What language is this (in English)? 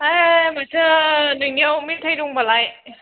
Bodo